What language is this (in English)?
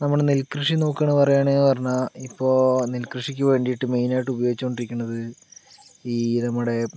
Malayalam